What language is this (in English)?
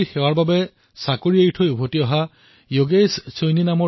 Assamese